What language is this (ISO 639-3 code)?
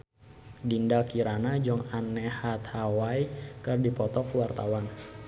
sun